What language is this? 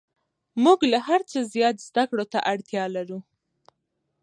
Pashto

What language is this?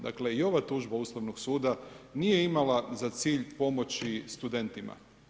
Croatian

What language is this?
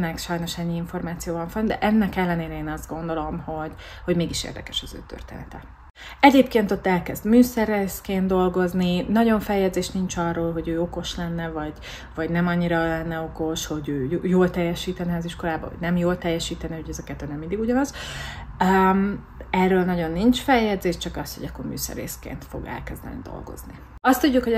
Hungarian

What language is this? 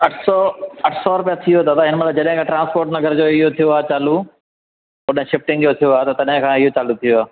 Sindhi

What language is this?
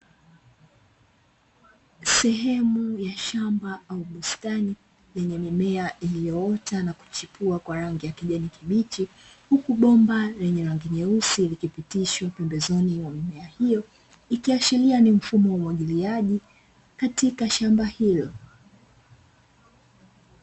Swahili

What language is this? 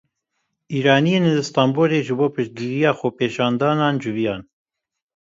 Kurdish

